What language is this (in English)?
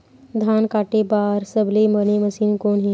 Chhattisgarhi